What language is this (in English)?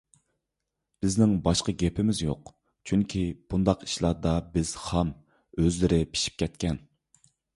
Uyghur